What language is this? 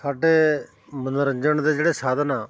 Punjabi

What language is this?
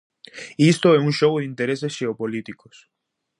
Galician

